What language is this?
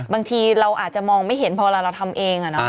Thai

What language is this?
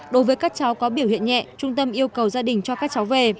Vietnamese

